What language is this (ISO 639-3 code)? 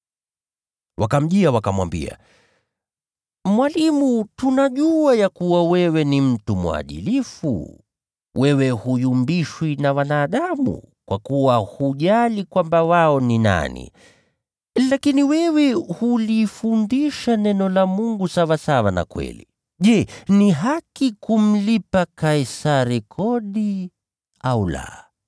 swa